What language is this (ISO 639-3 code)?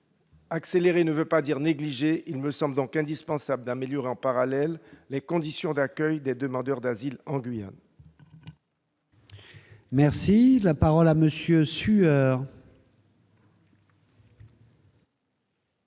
fra